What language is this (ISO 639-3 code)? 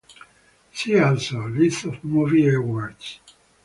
eng